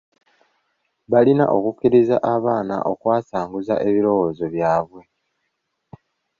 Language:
Ganda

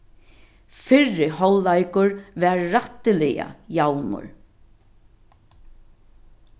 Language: Faroese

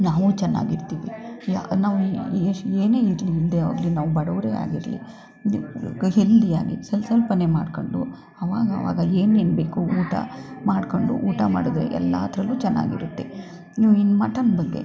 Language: Kannada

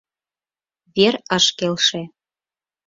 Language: Mari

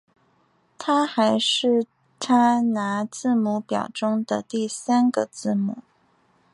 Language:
Chinese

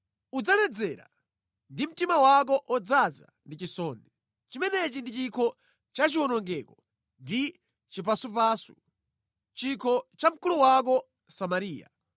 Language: Nyanja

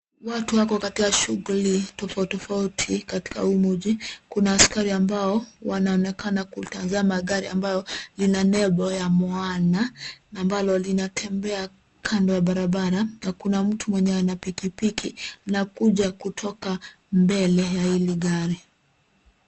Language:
Swahili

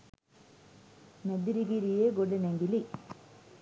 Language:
Sinhala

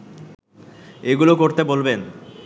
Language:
Bangla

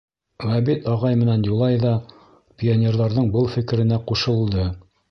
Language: Bashkir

